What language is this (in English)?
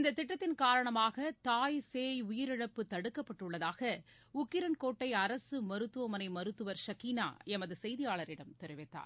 Tamil